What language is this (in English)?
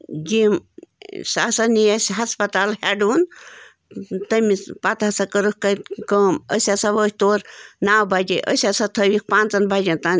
Kashmiri